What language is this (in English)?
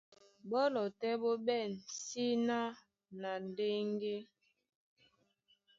Duala